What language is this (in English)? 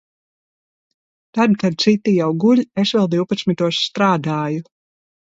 Latvian